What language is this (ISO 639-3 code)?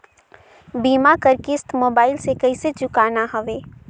hne